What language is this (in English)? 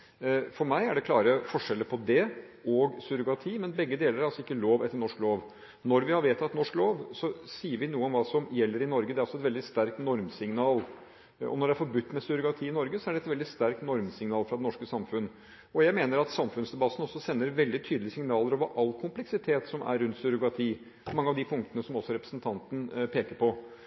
Norwegian Bokmål